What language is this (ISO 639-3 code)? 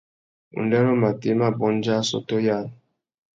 bag